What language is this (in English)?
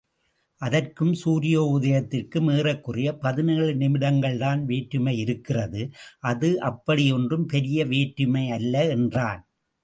Tamil